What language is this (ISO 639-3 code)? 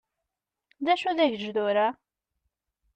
kab